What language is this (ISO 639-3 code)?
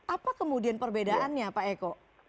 ind